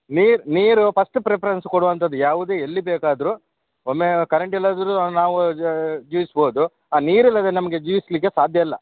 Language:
Kannada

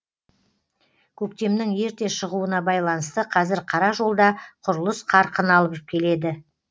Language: Kazakh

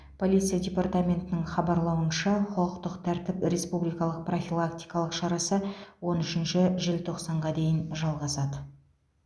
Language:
Kazakh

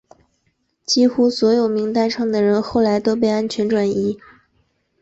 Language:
Chinese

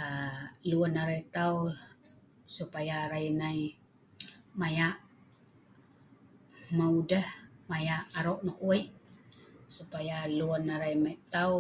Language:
Sa'ban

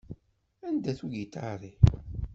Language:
Kabyle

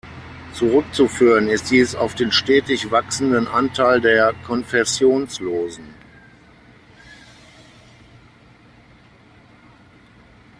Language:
German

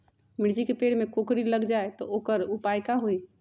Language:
Magahi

